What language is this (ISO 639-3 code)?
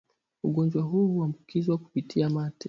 swa